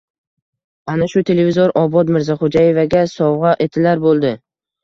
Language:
Uzbek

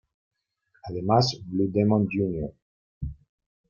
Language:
Spanish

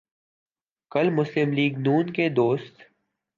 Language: Urdu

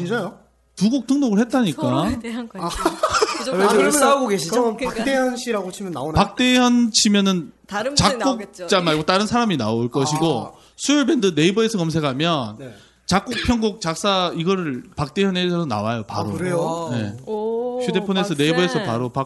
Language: Korean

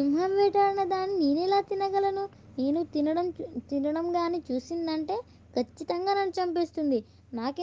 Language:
Telugu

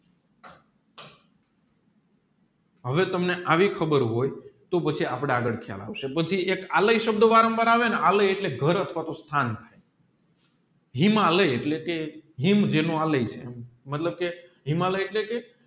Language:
Gujarati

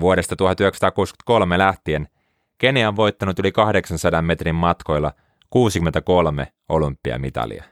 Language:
Finnish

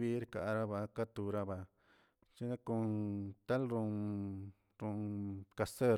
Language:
Tilquiapan Zapotec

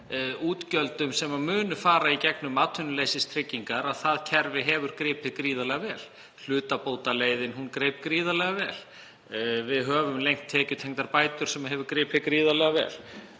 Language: Icelandic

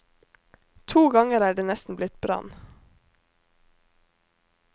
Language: Norwegian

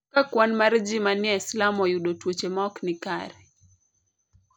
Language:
Luo (Kenya and Tanzania)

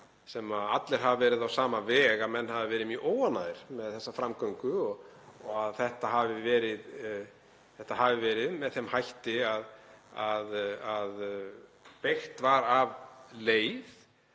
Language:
Icelandic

